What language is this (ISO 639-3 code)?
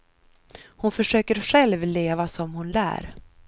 swe